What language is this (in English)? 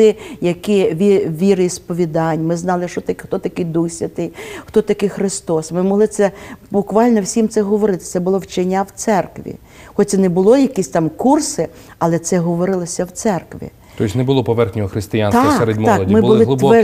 Ukrainian